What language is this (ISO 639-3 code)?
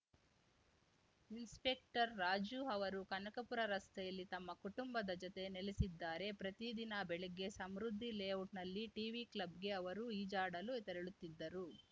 kan